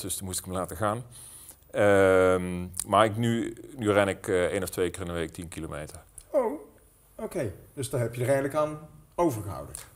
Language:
Dutch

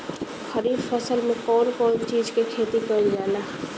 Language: Bhojpuri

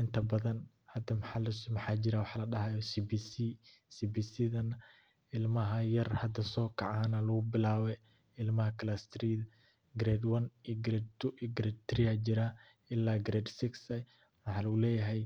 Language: Somali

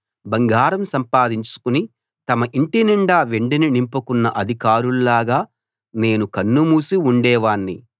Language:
Telugu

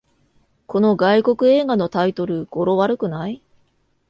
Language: Japanese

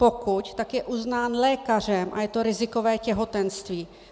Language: Czech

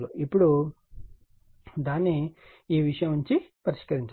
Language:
Telugu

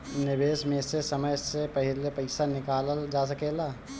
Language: Bhojpuri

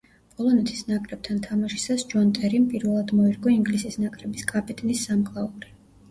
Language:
Georgian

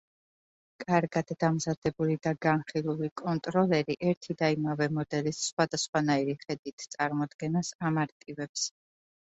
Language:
Georgian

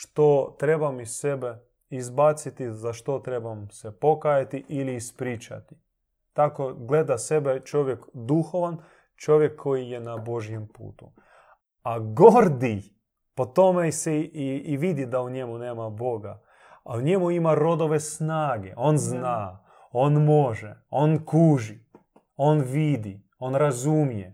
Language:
Croatian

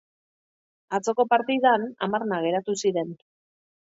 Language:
Basque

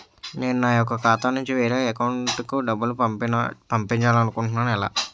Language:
Telugu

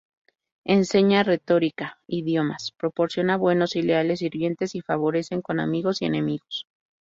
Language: Spanish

